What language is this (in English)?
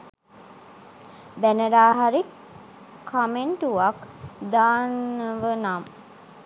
Sinhala